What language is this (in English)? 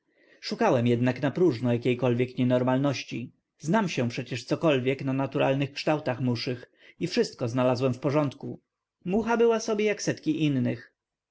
Polish